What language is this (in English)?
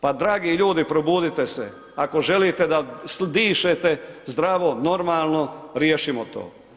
Croatian